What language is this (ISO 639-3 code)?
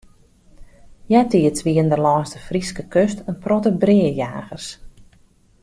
fry